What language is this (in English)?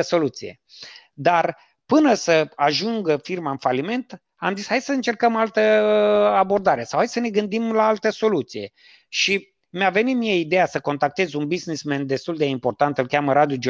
Romanian